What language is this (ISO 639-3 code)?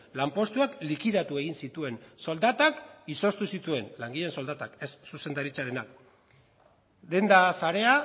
eus